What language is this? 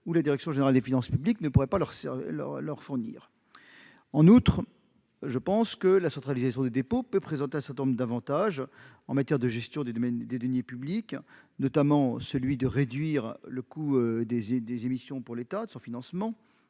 French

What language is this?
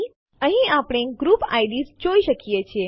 Gujarati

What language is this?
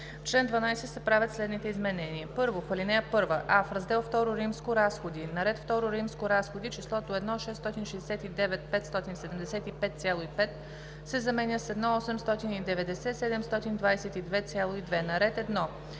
Bulgarian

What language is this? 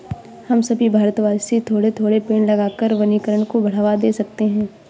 Hindi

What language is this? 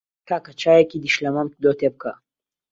Central Kurdish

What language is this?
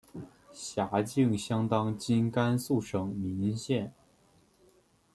Chinese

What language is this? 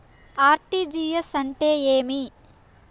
Telugu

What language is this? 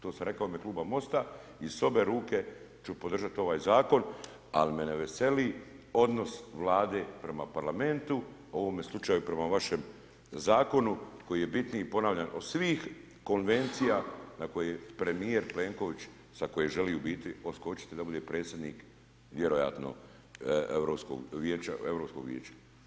Croatian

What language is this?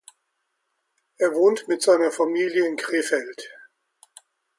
German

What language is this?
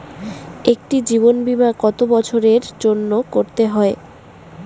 Bangla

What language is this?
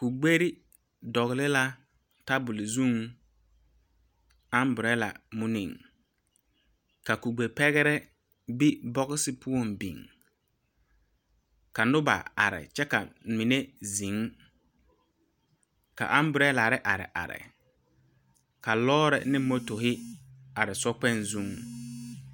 Southern Dagaare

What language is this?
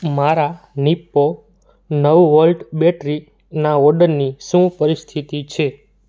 Gujarati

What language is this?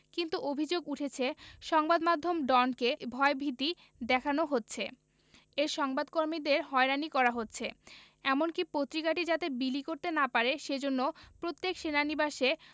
Bangla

